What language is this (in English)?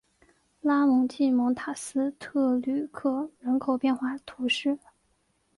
Chinese